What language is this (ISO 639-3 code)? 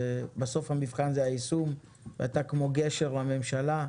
heb